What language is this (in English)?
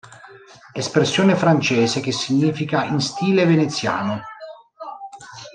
Italian